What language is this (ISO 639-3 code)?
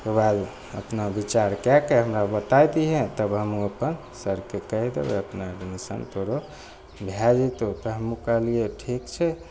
mai